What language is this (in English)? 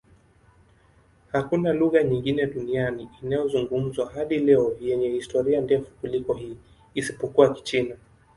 Swahili